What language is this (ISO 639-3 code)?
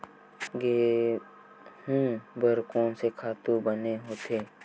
hne